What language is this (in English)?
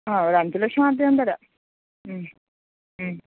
Malayalam